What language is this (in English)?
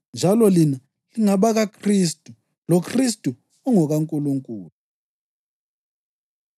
North Ndebele